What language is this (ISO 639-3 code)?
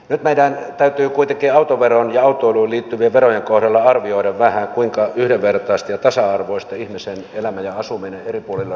fin